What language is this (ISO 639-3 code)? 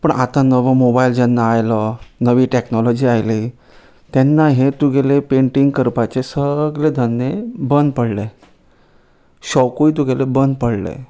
kok